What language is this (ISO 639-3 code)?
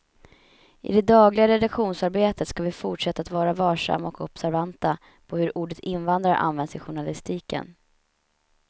swe